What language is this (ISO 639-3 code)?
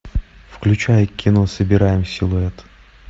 rus